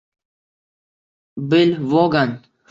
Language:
Uzbek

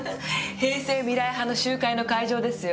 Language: Japanese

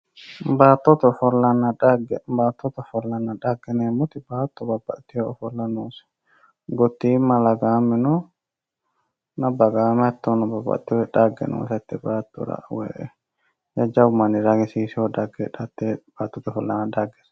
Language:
Sidamo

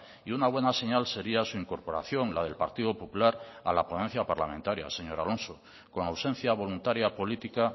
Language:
Spanish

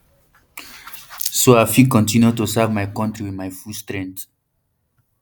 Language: Nigerian Pidgin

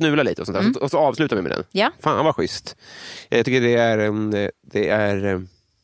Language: Swedish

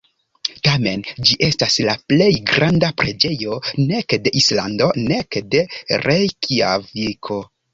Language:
Esperanto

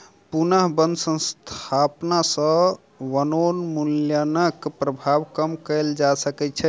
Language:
Maithili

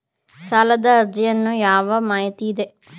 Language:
Kannada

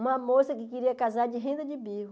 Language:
Portuguese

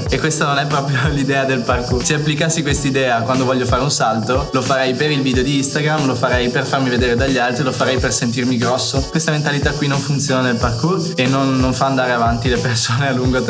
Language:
Italian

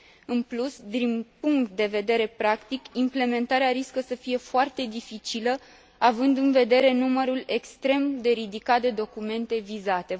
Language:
Romanian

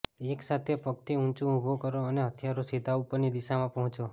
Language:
Gujarati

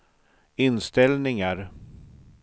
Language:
Swedish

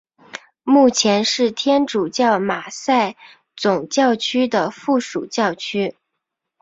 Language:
Chinese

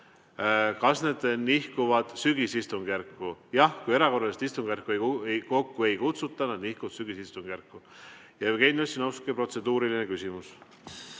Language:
Estonian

